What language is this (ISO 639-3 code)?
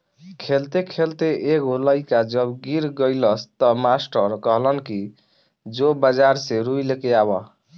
bho